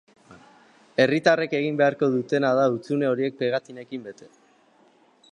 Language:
Basque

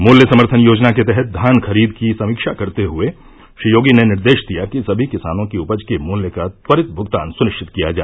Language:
Hindi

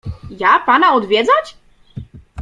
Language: Polish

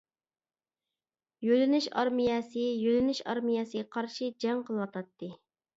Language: Uyghur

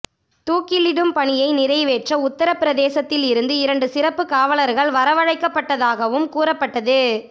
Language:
Tamil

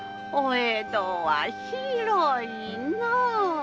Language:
Japanese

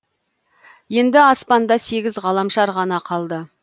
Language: Kazakh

